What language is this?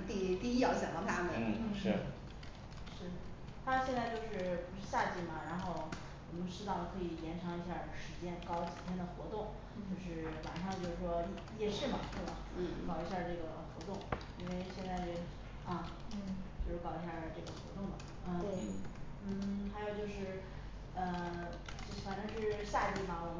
Chinese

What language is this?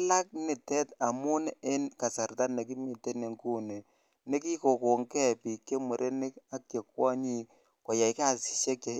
Kalenjin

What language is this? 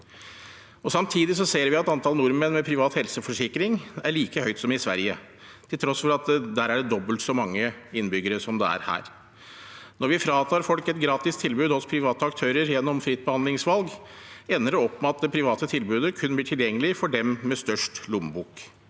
Norwegian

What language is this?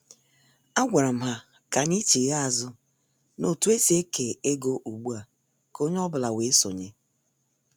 Igbo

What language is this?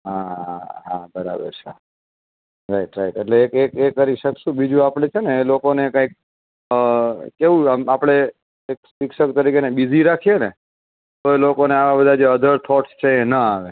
Gujarati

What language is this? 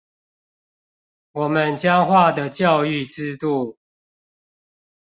Chinese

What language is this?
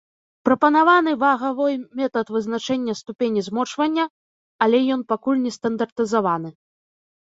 Belarusian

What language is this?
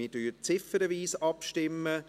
Swiss German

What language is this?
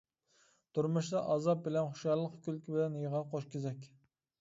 Uyghur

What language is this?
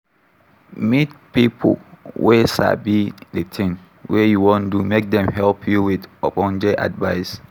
Nigerian Pidgin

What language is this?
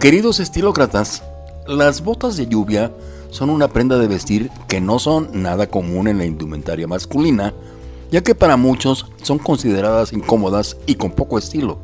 Spanish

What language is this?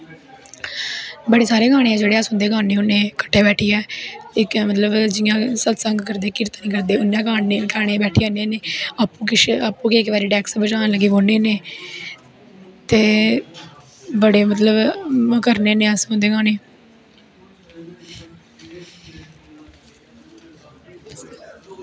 Dogri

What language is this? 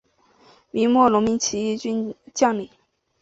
Chinese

